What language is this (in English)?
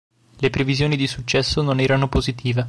Italian